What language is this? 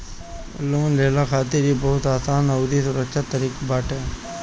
Bhojpuri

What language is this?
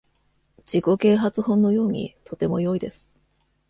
Japanese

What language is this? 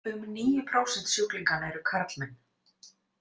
Icelandic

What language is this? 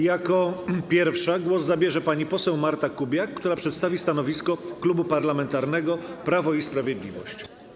Polish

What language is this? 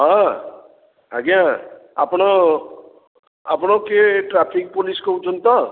Odia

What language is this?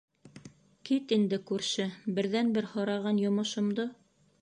Bashkir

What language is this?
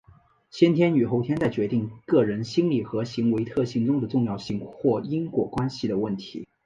Chinese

